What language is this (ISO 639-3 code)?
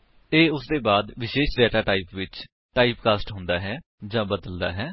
pan